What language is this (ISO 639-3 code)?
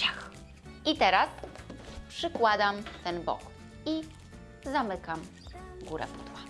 pol